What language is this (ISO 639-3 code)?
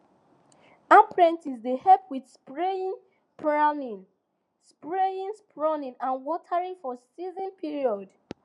pcm